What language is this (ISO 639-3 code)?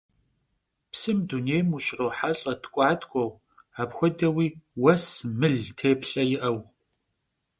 kbd